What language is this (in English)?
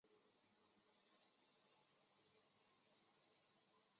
Chinese